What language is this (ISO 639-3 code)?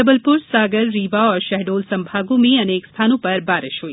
hin